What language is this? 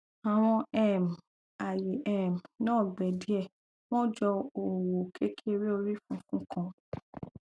Yoruba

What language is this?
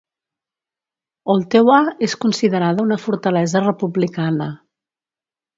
Catalan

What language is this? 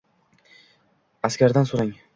Uzbek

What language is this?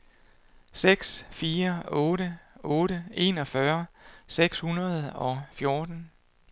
Danish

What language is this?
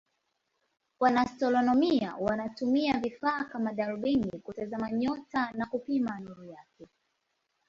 Swahili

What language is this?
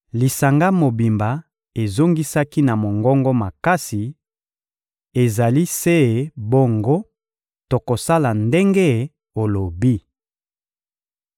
Lingala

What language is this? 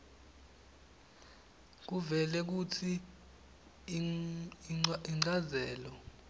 Swati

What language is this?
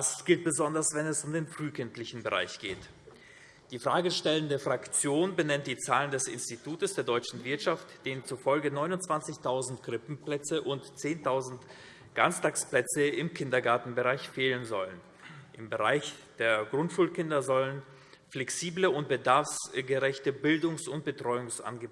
German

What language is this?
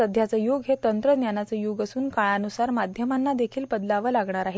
Marathi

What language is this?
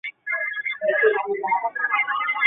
Chinese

